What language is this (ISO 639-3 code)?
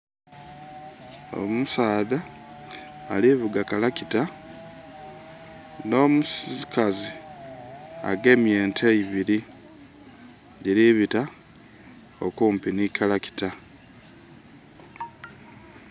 xog